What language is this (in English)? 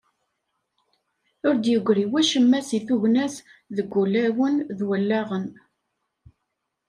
Kabyle